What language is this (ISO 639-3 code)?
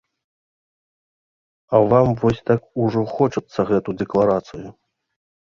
bel